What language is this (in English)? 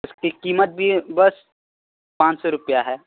Urdu